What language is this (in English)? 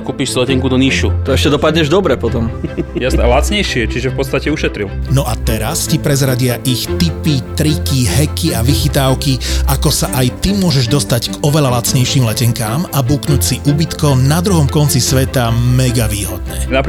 Slovak